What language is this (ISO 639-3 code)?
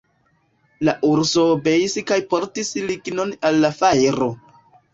epo